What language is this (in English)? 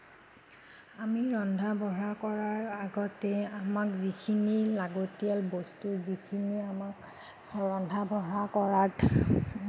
Assamese